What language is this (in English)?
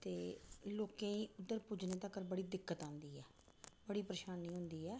Dogri